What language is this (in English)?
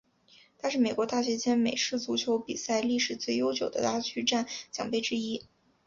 Chinese